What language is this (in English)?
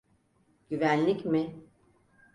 Turkish